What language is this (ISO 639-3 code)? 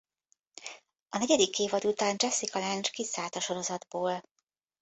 hun